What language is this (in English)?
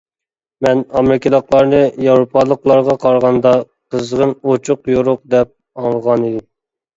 Uyghur